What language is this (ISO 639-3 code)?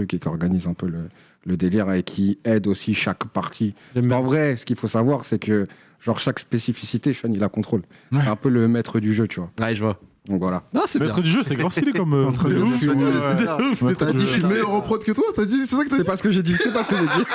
fra